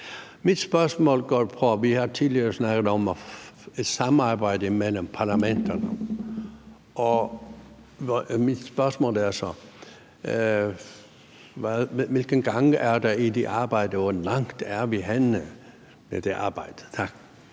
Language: Danish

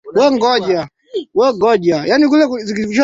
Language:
Swahili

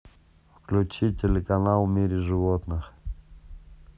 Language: Russian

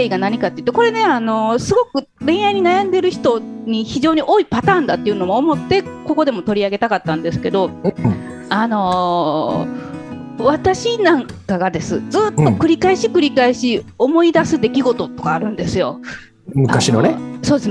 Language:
Japanese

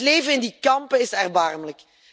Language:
Dutch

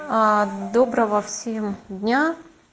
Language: Russian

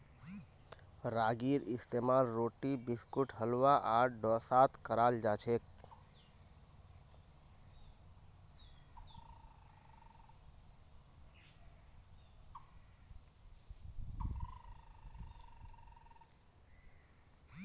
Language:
Magahi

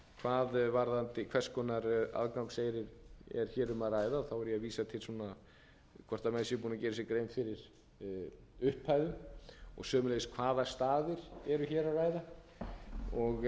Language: Icelandic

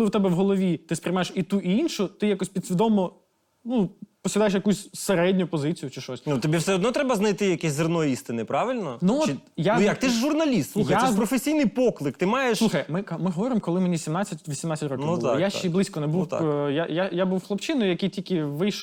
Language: Ukrainian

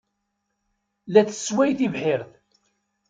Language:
Kabyle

